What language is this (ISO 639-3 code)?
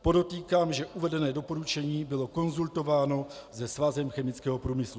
ces